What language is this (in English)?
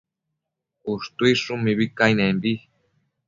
Matsés